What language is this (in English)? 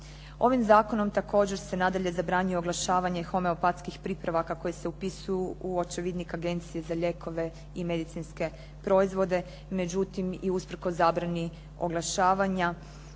Croatian